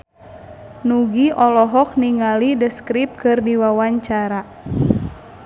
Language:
Sundanese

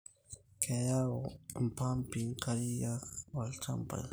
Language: Masai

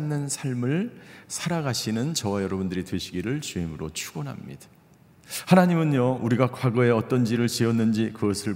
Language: Korean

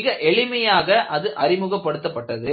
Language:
Tamil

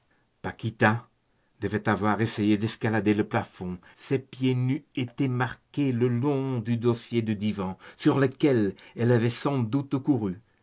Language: French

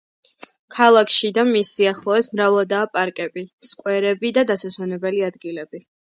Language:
Georgian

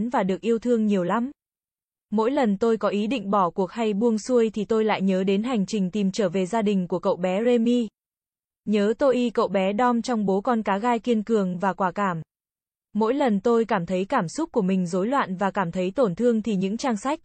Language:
Vietnamese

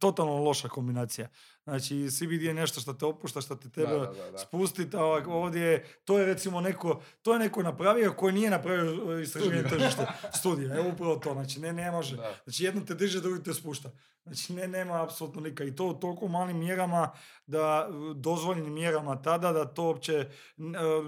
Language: Croatian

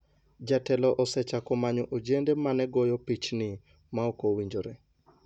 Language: Luo (Kenya and Tanzania)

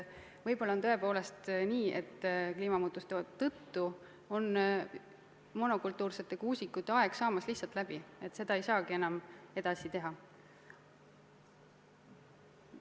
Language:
Estonian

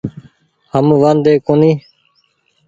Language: Goaria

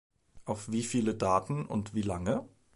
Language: German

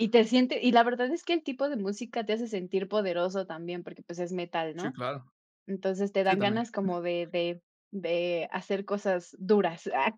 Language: Spanish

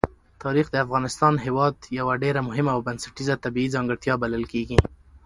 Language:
Pashto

